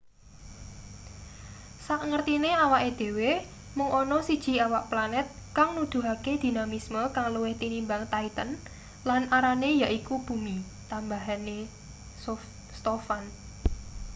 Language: Javanese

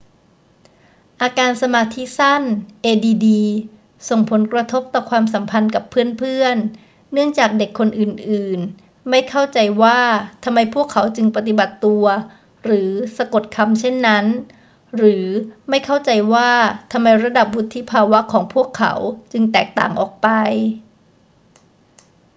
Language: Thai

